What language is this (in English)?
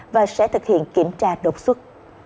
Vietnamese